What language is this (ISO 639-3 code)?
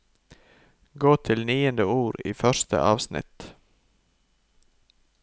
nor